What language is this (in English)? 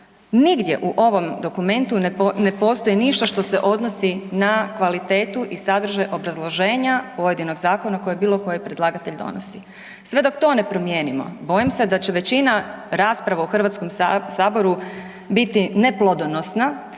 Croatian